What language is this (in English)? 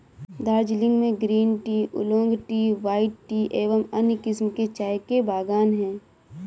Hindi